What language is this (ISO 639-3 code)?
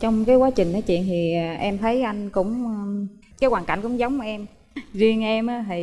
vie